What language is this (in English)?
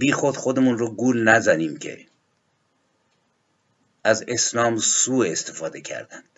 Persian